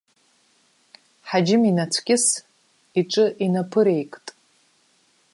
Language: Abkhazian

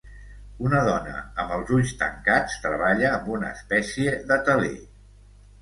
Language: Catalan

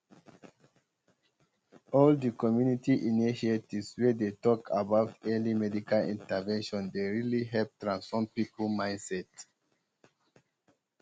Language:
Nigerian Pidgin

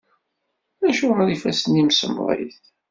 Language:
Kabyle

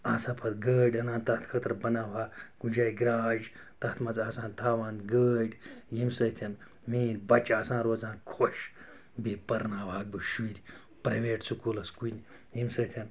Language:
Kashmiri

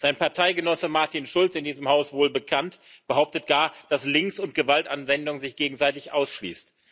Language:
German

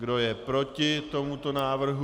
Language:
Czech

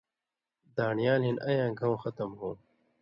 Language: Indus Kohistani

